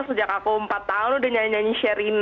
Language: Indonesian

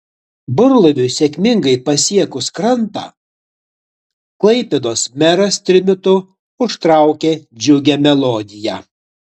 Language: Lithuanian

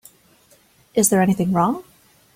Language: English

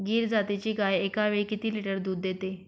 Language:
Marathi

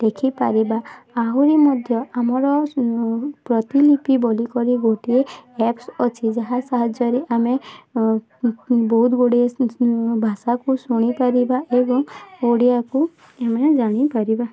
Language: Odia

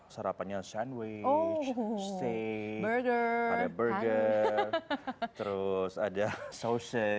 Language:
Indonesian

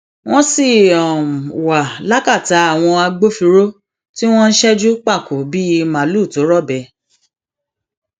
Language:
Yoruba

